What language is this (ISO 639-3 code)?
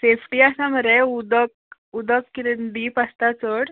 kok